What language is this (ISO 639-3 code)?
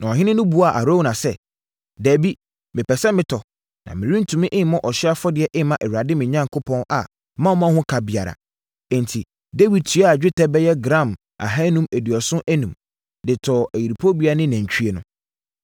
aka